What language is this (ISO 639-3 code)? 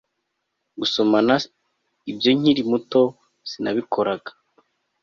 kin